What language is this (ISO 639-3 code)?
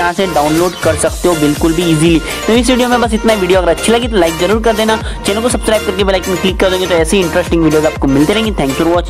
hin